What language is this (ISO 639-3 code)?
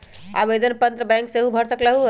mag